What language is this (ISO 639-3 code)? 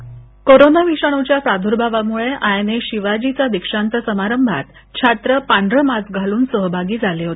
mar